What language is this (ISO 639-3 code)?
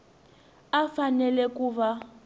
tso